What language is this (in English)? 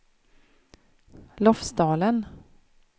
Swedish